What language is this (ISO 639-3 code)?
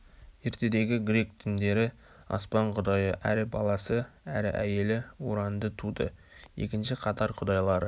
kaz